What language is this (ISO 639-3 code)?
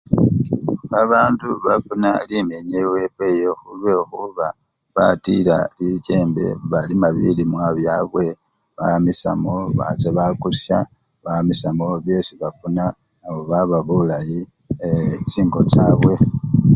luy